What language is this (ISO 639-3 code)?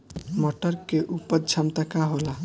bho